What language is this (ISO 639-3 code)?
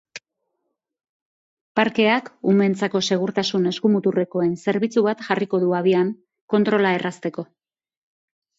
eus